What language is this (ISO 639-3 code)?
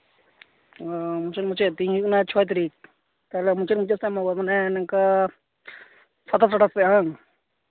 sat